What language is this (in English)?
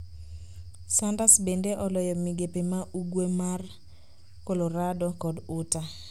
Luo (Kenya and Tanzania)